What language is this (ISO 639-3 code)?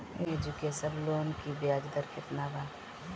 bho